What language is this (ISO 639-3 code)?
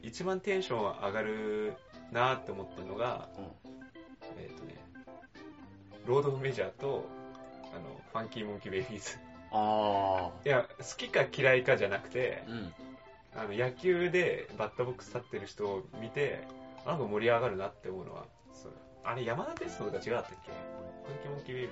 jpn